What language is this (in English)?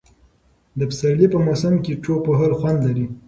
Pashto